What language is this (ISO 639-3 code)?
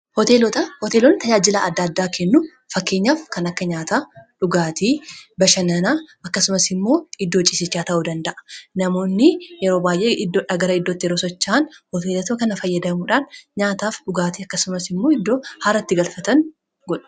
orm